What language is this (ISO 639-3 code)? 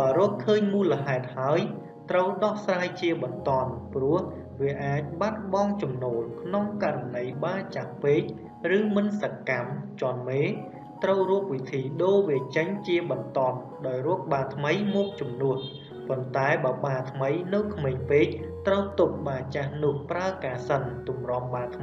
vie